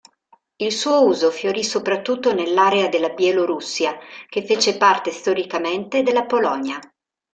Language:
Italian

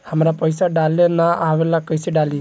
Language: Bhojpuri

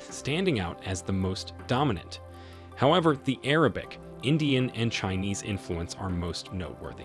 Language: English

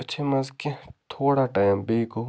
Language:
Kashmiri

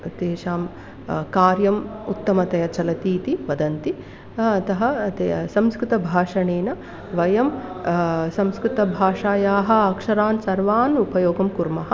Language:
Sanskrit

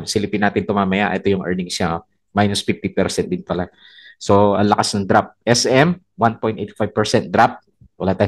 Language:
Filipino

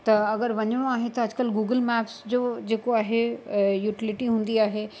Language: Sindhi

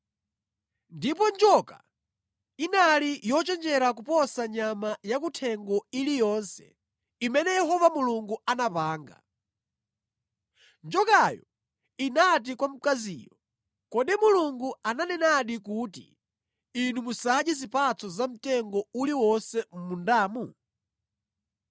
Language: Nyanja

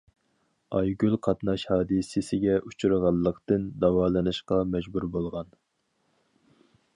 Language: Uyghur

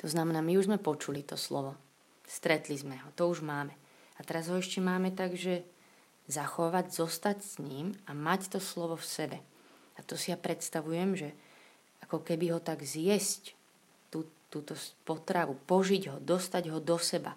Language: Slovak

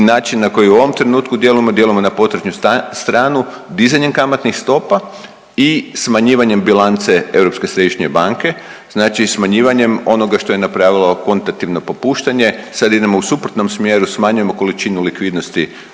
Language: Croatian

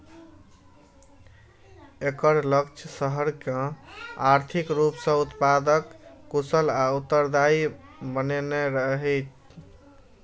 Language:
Maithili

